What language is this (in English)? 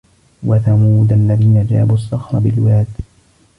Arabic